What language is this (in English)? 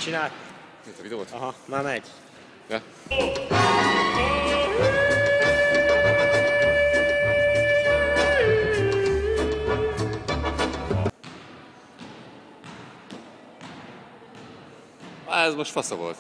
Hungarian